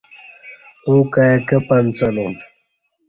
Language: Kati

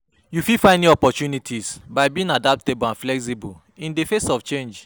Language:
Nigerian Pidgin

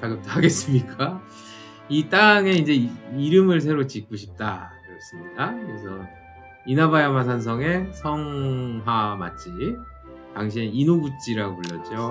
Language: Korean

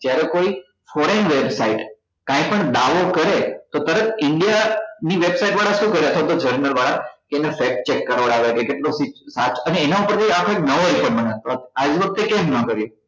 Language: Gujarati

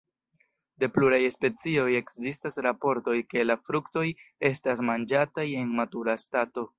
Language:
Esperanto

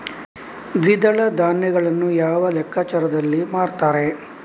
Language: Kannada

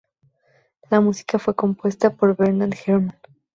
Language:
Spanish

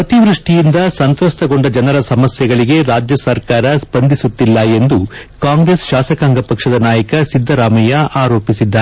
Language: Kannada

